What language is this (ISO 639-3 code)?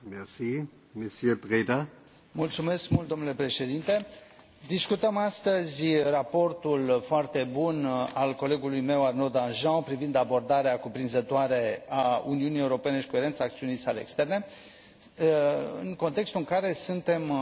ron